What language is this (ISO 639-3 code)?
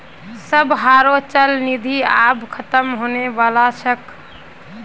mag